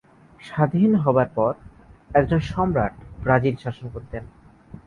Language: Bangla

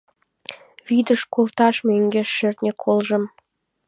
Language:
Mari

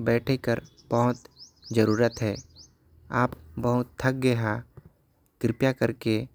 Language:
Korwa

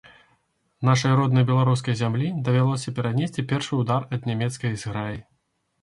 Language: Belarusian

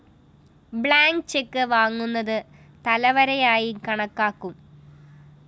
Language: Malayalam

